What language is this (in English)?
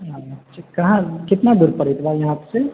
Maithili